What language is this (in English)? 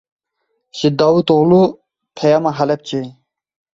Kurdish